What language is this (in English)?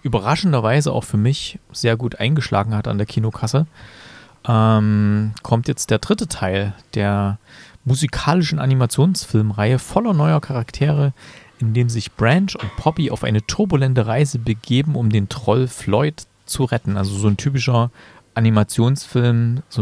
German